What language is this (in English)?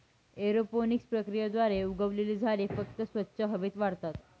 Marathi